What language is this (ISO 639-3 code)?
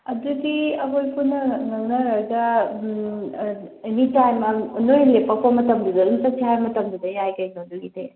mni